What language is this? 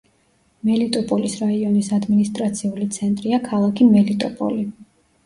Georgian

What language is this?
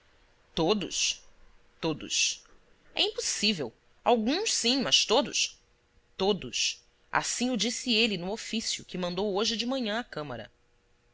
Portuguese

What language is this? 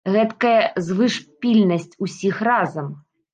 Belarusian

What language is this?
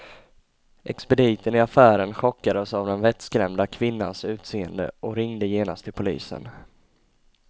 Swedish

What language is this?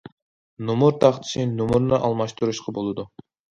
Uyghur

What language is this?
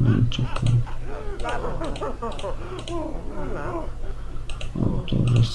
Russian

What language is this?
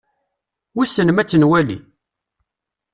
Kabyle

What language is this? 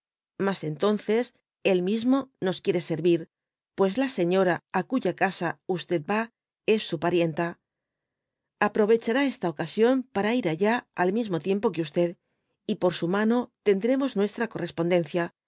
Spanish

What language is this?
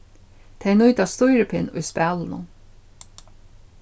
Faroese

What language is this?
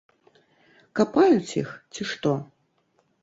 Belarusian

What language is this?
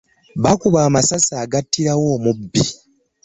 Ganda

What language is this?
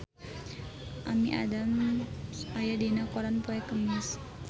Sundanese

